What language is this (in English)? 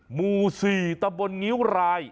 Thai